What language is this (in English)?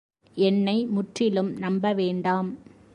Tamil